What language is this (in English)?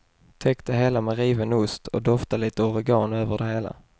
Swedish